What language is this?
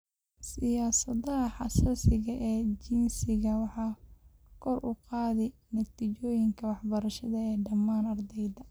Somali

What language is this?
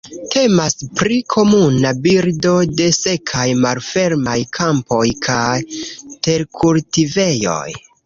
Esperanto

